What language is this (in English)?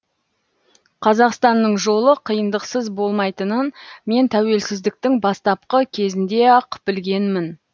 Kazakh